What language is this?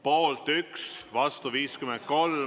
Estonian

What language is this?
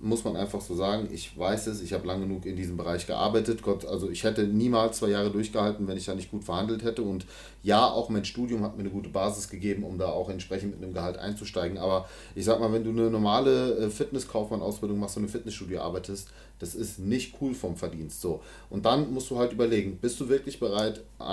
German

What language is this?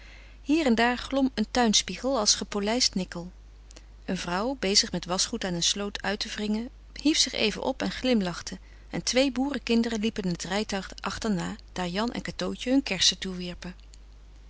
Dutch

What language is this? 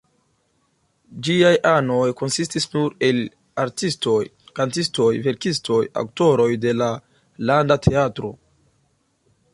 Esperanto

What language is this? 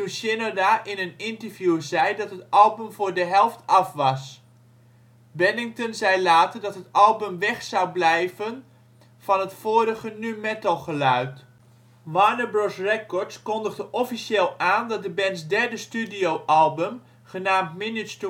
Dutch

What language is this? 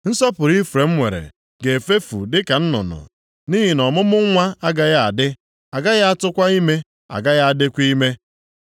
Igbo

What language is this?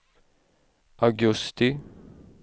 Swedish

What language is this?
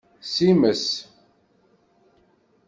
Kabyle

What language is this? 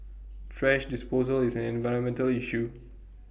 English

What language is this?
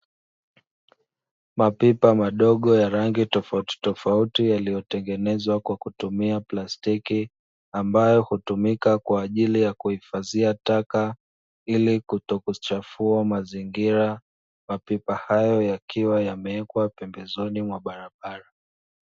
Swahili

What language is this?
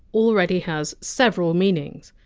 English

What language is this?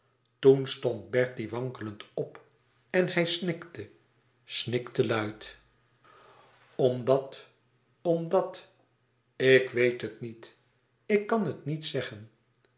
Dutch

